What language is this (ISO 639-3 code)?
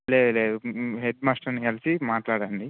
tel